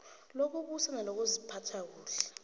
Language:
South Ndebele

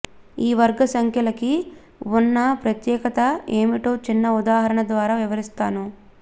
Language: Telugu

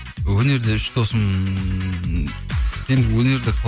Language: Kazakh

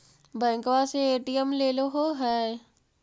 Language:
Magahi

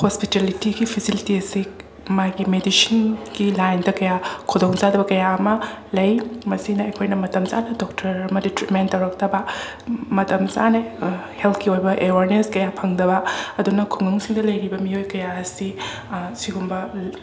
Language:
Manipuri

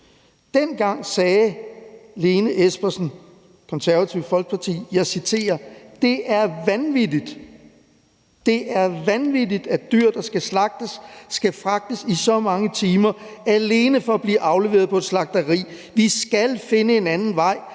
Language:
Danish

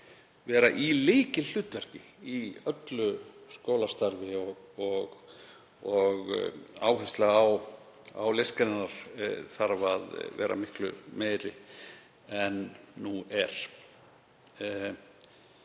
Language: Icelandic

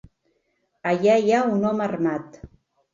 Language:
Catalan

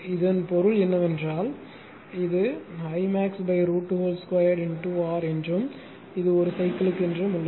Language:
Tamil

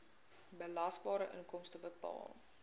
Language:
Afrikaans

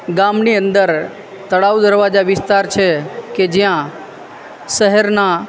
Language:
Gujarati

